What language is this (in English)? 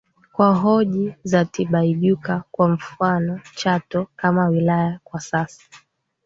Swahili